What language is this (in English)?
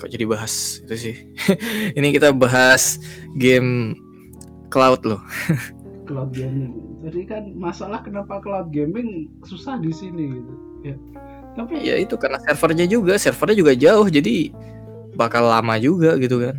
Indonesian